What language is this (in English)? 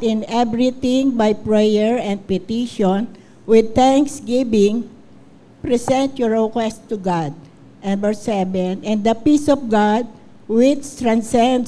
Filipino